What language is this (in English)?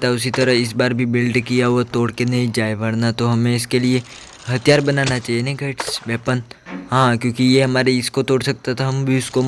Hindi